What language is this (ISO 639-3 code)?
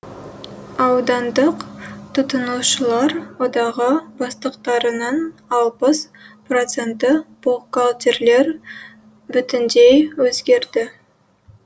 kaz